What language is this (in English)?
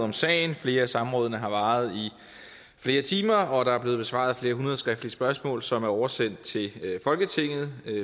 Danish